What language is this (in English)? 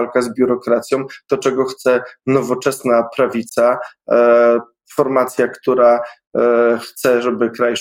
Polish